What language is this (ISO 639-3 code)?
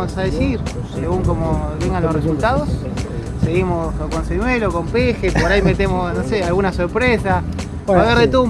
spa